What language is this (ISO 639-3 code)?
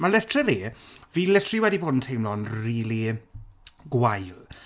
cym